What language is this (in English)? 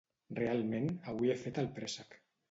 Catalan